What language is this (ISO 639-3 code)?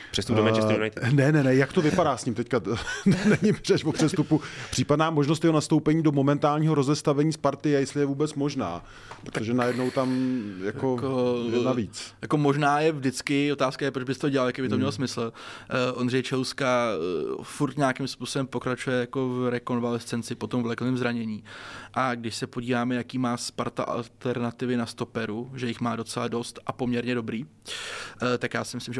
ces